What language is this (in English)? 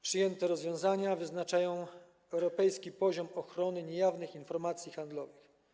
Polish